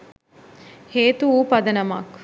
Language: Sinhala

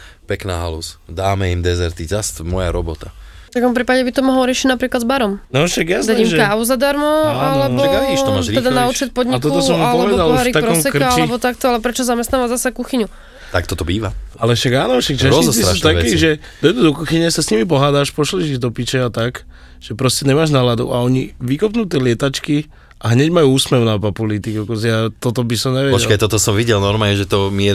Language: Slovak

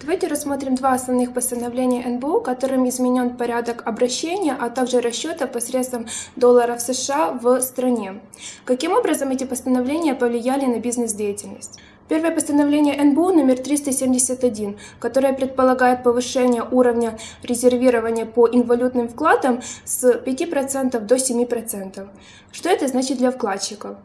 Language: Russian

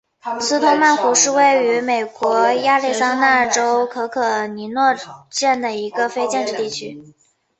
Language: Chinese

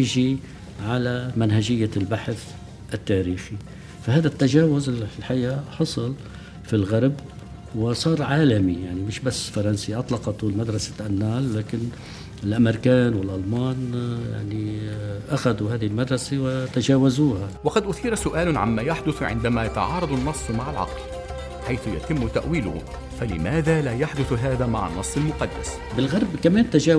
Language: Arabic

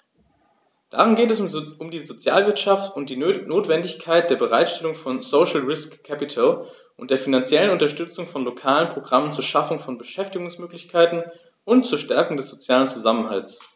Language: German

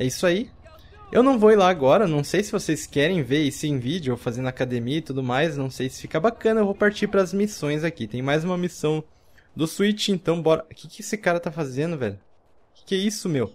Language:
Portuguese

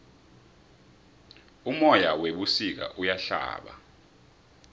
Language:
South Ndebele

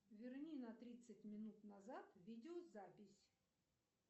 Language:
Russian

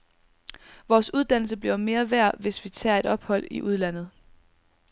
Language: Danish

